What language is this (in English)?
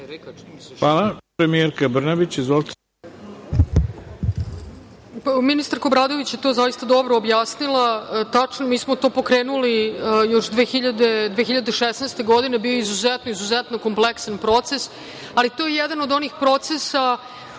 Serbian